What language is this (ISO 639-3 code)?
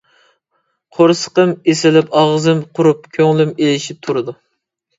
uig